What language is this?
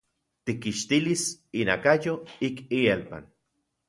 Central Puebla Nahuatl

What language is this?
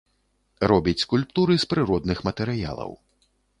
Belarusian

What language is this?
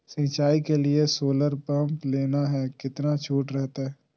Magahi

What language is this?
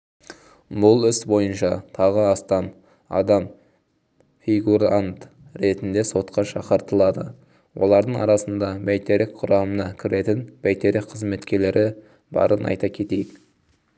Kazakh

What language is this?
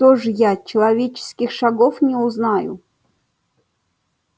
Russian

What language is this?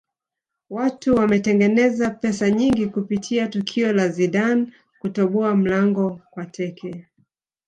Swahili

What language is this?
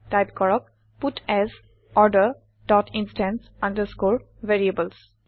Assamese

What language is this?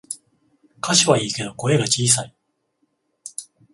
Japanese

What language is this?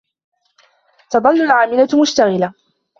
Arabic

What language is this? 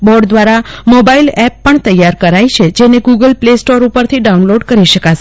Gujarati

